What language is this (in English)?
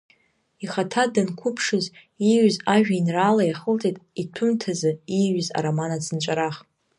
Abkhazian